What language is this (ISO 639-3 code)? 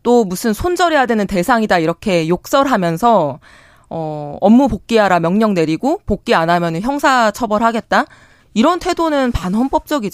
kor